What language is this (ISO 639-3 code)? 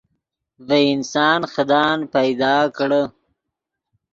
ydg